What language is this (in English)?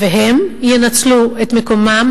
Hebrew